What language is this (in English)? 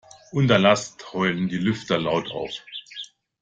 German